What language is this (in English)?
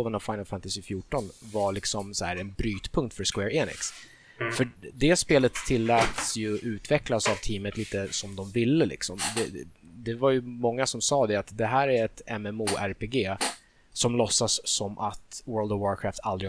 Swedish